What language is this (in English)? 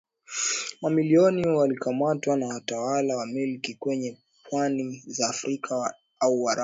Swahili